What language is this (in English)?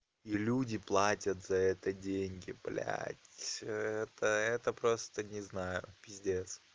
Russian